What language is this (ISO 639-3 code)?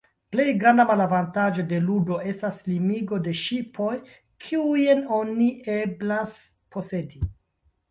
epo